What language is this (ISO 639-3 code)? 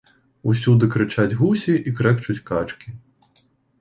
bel